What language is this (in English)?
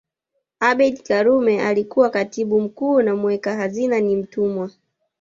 Swahili